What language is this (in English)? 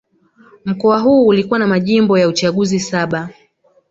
Swahili